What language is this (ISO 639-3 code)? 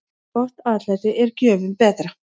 isl